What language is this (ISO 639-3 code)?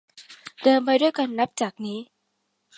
tha